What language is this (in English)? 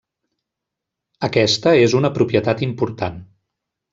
Catalan